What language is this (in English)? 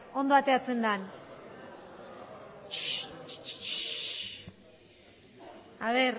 Basque